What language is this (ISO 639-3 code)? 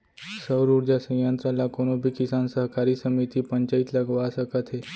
hne